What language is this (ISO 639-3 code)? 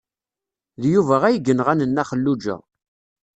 kab